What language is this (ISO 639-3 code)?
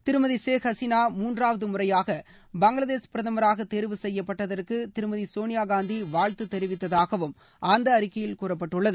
tam